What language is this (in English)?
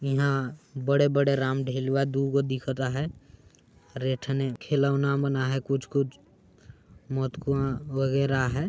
Sadri